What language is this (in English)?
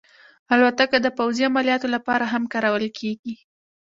Pashto